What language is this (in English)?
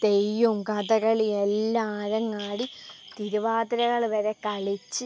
Malayalam